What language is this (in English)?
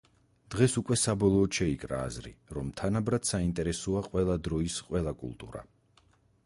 Georgian